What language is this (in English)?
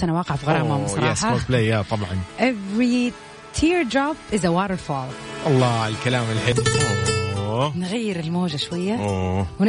Arabic